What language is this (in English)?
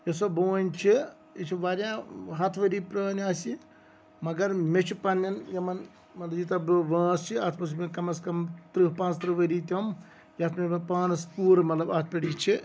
Kashmiri